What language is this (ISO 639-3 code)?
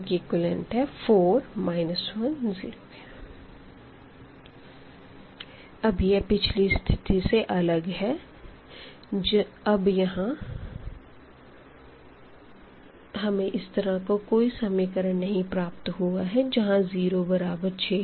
hin